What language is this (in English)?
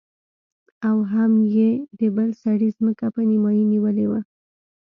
Pashto